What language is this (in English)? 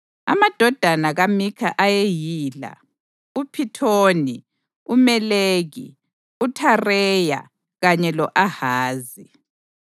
North Ndebele